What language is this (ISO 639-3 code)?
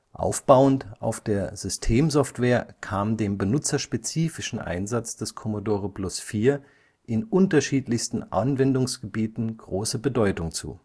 deu